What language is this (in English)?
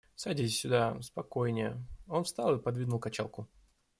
Russian